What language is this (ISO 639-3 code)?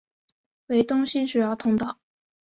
zho